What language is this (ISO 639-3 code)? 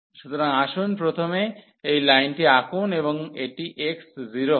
ben